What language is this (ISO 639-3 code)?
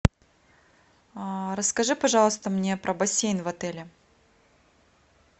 rus